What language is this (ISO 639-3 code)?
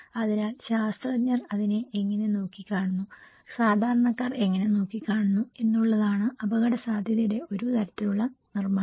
mal